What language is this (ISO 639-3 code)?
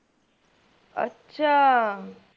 pan